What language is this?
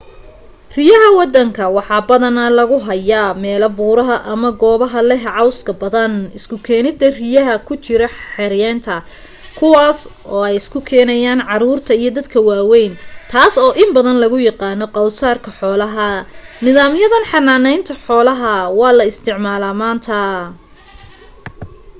Somali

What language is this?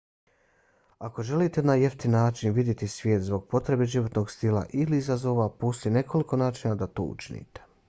Bosnian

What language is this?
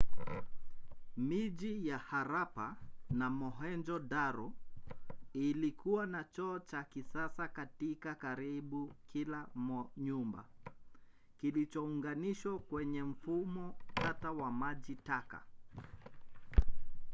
Swahili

